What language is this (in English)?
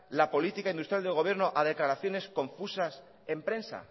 Spanish